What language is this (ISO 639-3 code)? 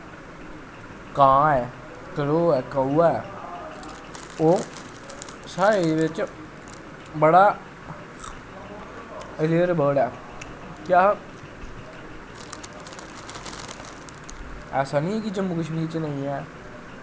doi